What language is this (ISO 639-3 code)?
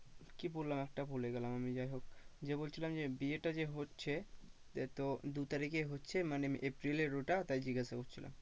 ben